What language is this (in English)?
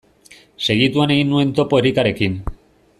Basque